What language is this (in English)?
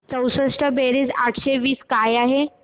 Marathi